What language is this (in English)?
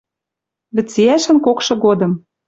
Western Mari